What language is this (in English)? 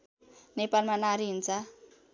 Nepali